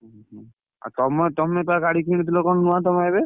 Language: Odia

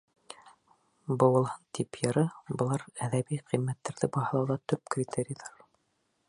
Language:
Bashkir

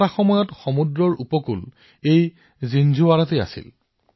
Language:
Assamese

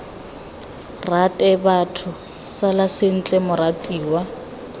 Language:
Tswana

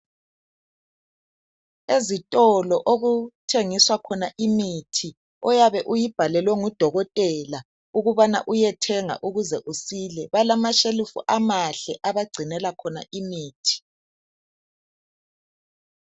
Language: North Ndebele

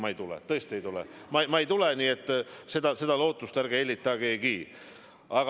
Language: Estonian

